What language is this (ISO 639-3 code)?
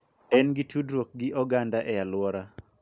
luo